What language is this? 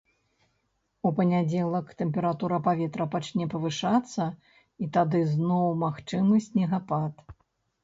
Belarusian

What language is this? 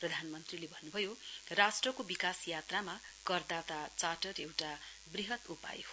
Nepali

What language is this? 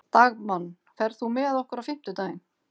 Icelandic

